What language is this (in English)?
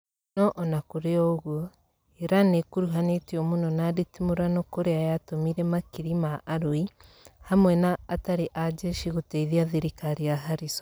Kikuyu